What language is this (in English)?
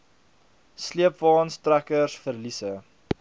Afrikaans